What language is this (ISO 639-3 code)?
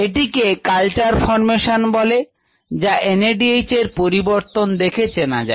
ben